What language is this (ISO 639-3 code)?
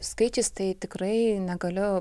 lit